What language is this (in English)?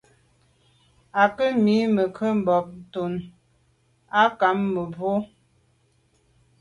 Medumba